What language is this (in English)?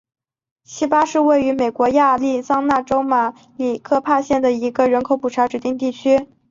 Chinese